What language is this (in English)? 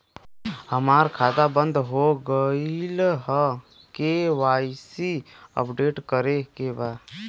Bhojpuri